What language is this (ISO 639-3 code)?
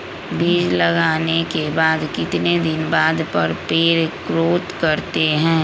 mag